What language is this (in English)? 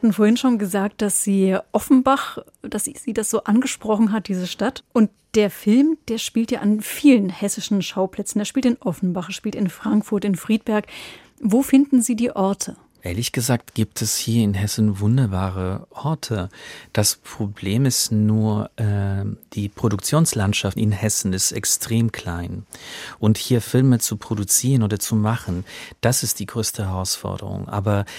German